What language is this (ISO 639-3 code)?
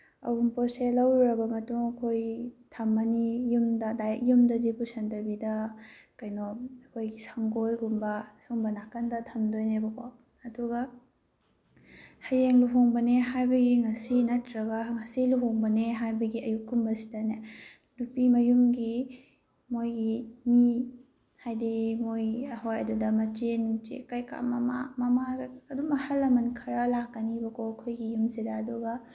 mni